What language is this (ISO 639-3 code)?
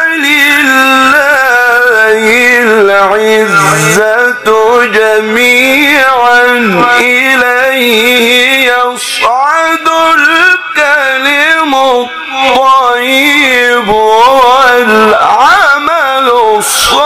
ara